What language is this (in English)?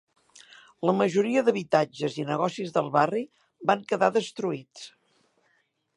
Catalan